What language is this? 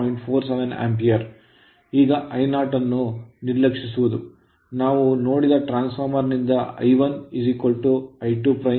Kannada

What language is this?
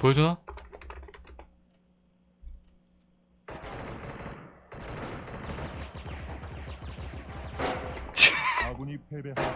Korean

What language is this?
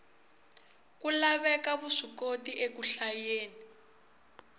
Tsonga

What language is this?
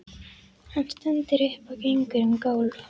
Icelandic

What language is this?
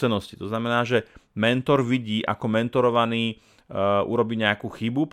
Slovak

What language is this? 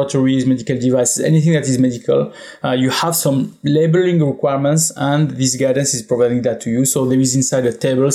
English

